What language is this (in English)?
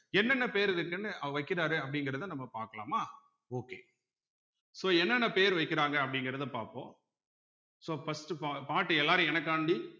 Tamil